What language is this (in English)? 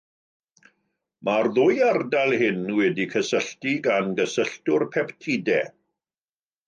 Welsh